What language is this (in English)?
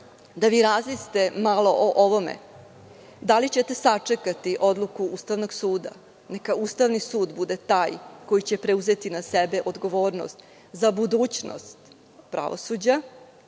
Serbian